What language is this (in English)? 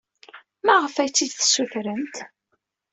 Kabyle